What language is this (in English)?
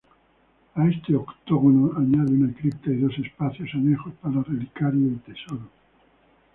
Spanish